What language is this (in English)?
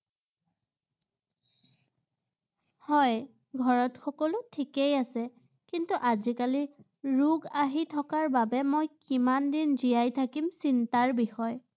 Assamese